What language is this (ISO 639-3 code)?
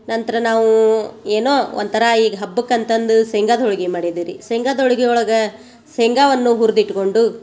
kan